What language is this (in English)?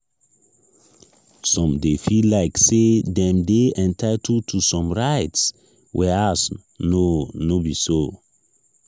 Nigerian Pidgin